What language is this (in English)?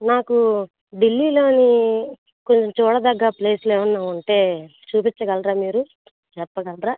Telugu